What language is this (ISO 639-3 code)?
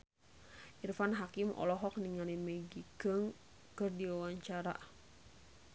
sun